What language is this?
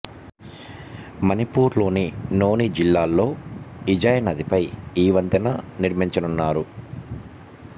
Telugu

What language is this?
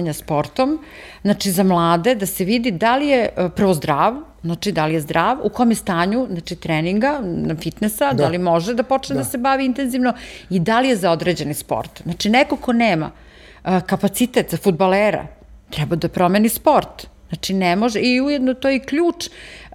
Croatian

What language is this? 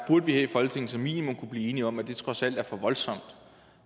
Danish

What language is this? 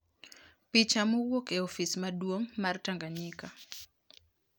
Luo (Kenya and Tanzania)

